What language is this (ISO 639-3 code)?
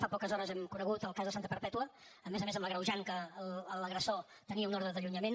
cat